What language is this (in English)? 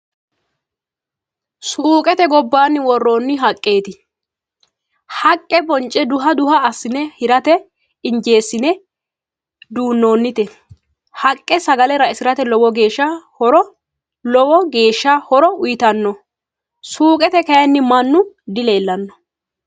Sidamo